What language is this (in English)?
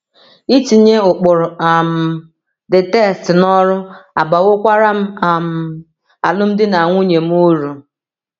Igbo